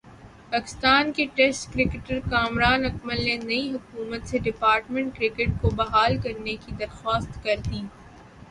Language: Urdu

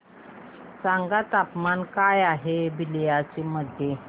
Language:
Marathi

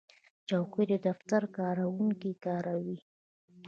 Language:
Pashto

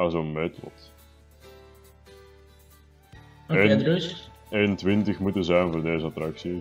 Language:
Dutch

